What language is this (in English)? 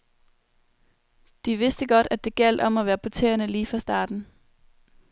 Danish